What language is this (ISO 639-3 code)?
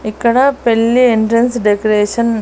tel